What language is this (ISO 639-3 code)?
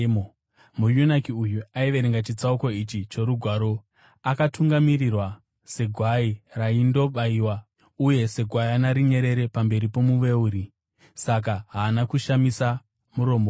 sna